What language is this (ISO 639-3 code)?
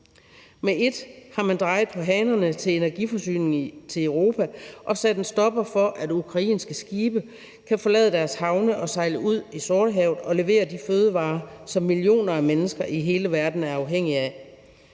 dan